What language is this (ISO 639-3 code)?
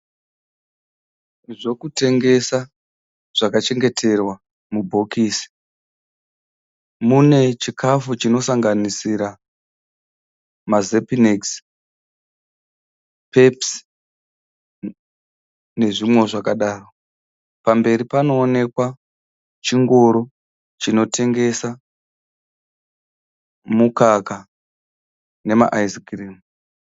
sna